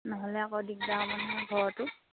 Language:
Assamese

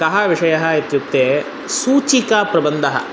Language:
Sanskrit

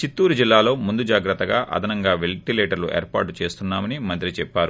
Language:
Telugu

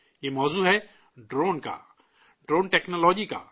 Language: Urdu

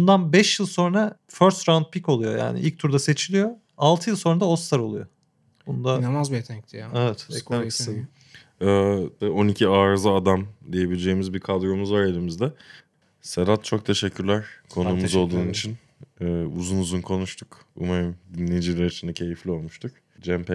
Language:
Turkish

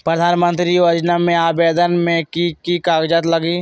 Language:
Magahi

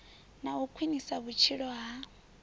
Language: Venda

